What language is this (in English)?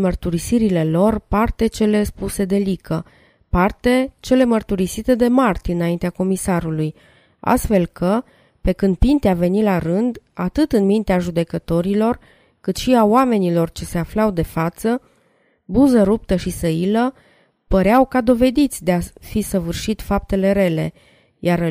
Romanian